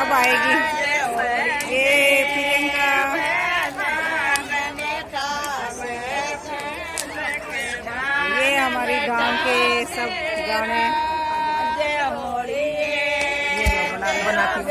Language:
Indonesian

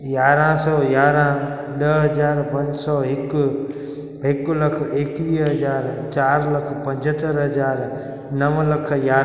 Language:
Sindhi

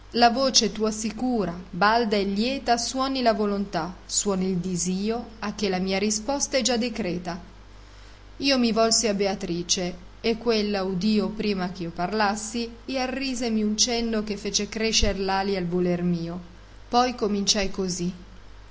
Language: Italian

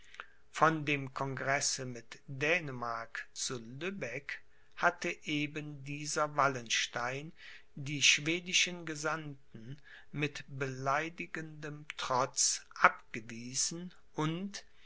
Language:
German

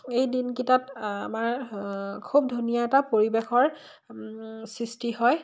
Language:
Assamese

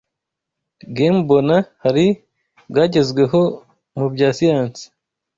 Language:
Kinyarwanda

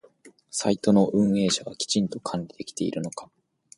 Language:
Japanese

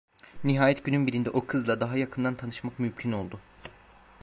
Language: Turkish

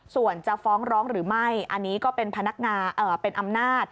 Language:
Thai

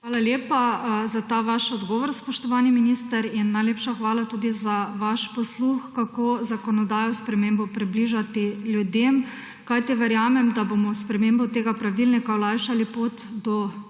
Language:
Slovenian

